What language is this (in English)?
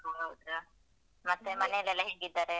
Kannada